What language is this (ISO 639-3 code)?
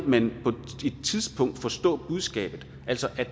dan